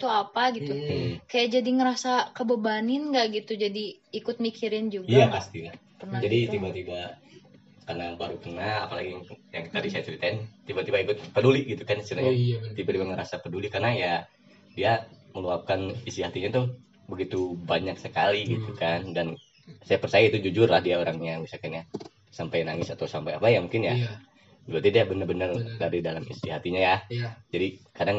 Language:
Indonesian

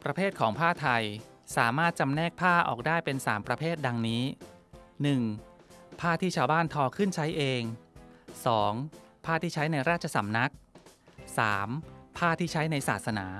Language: Thai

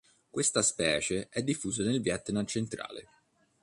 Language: Italian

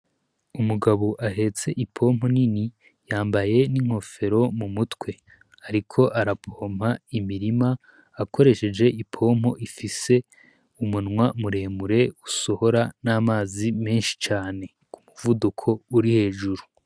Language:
Rundi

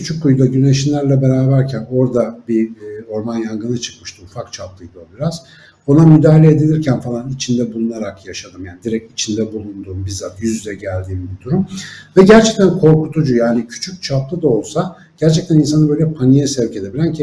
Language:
Turkish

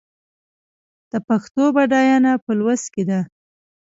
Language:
Pashto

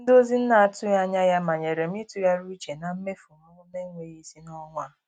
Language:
Igbo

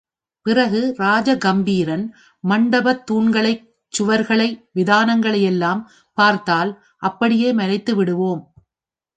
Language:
Tamil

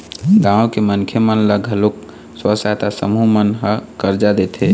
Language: Chhattisgarhi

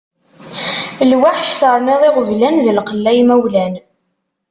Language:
Kabyle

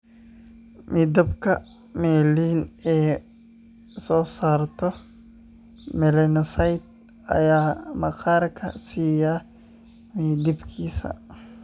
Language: Somali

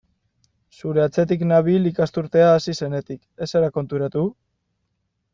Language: Basque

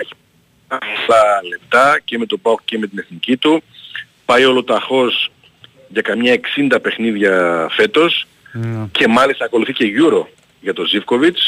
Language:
Greek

